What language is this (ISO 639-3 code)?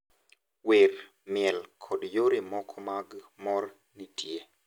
luo